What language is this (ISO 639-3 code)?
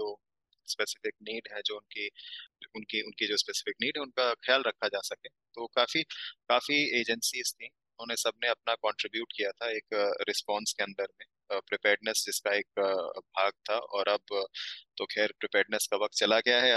hin